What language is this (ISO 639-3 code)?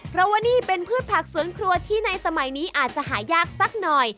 tha